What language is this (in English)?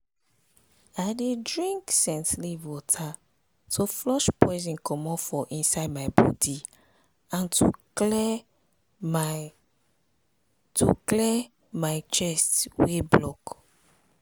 Nigerian Pidgin